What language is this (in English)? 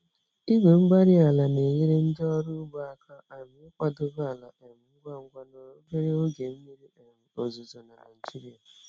Igbo